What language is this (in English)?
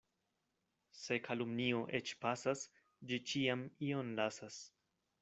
Esperanto